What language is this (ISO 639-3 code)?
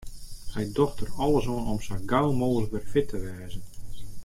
fry